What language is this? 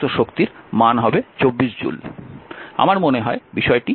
Bangla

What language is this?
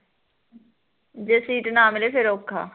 Punjabi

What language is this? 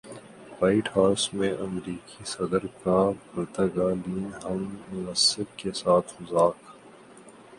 Urdu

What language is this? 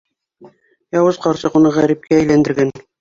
Bashkir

